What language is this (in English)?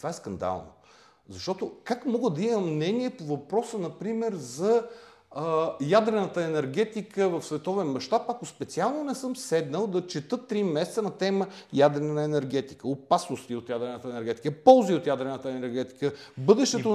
Bulgarian